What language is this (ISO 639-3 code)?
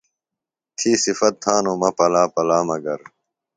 phl